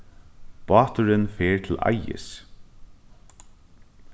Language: Faroese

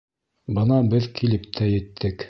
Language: Bashkir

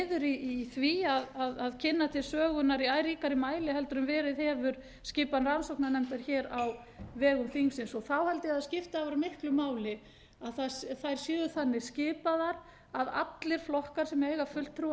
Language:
Icelandic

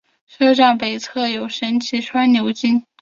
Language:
Chinese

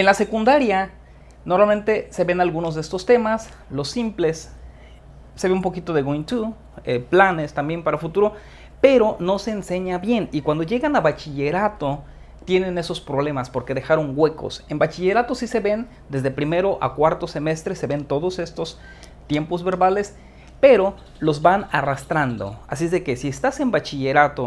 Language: Spanish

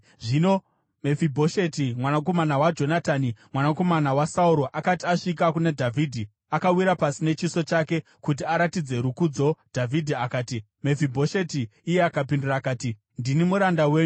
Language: Shona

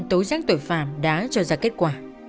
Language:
Vietnamese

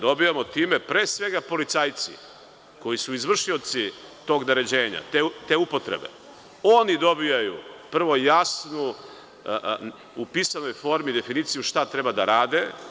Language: Serbian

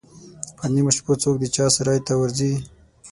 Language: Pashto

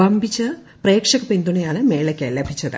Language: Malayalam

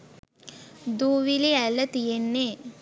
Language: Sinhala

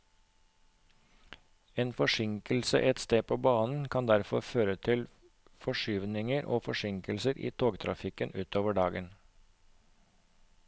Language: Norwegian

